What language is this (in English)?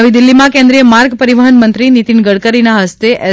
Gujarati